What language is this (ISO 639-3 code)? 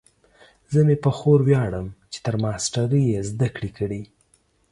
pus